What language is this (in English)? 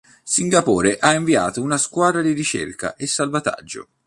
Italian